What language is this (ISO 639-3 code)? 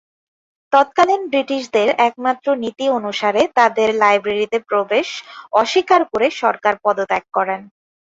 ben